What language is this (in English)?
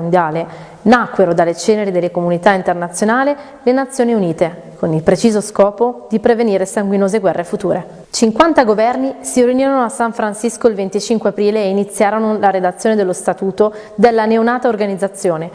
Italian